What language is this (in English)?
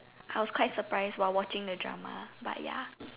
English